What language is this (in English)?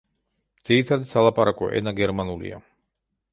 Georgian